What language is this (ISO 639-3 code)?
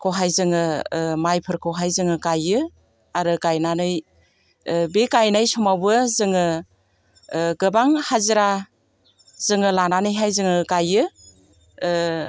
brx